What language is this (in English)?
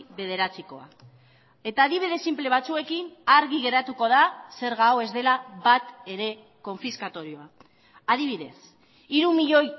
Basque